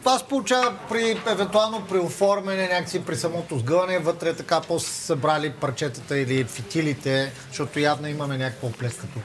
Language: Bulgarian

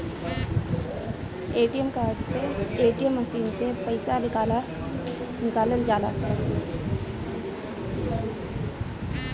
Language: Bhojpuri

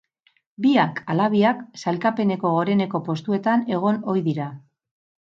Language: Basque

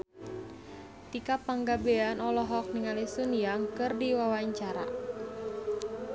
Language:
Sundanese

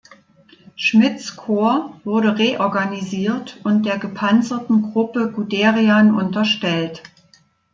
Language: German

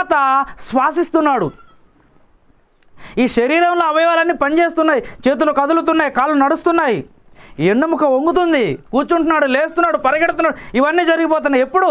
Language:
Hindi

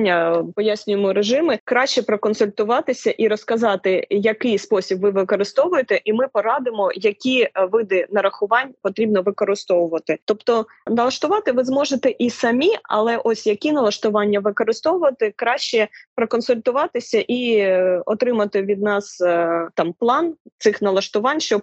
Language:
Ukrainian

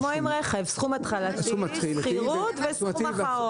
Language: Hebrew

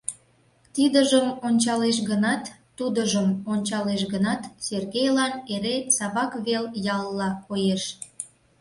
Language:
Mari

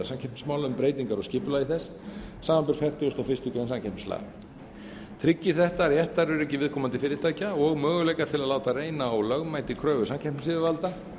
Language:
Icelandic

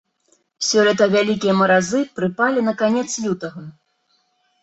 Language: Belarusian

